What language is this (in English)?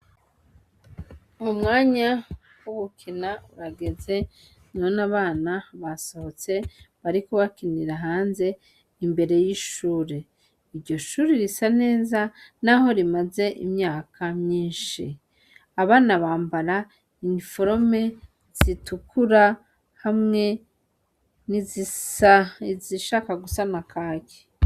Rundi